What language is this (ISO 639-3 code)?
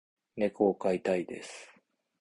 jpn